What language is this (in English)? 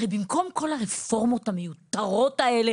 Hebrew